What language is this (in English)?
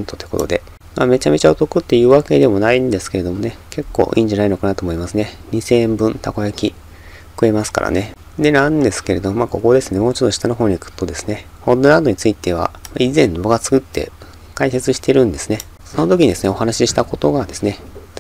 Japanese